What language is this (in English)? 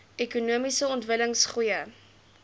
Afrikaans